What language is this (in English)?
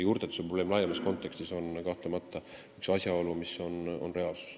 Estonian